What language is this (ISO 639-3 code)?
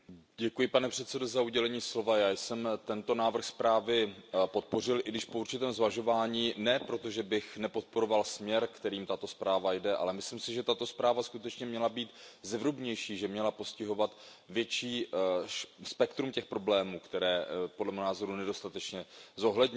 ces